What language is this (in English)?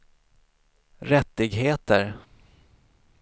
Swedish